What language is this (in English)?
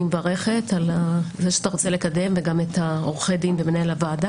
Hebrew